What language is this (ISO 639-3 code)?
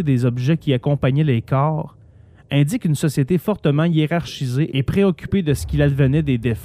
fra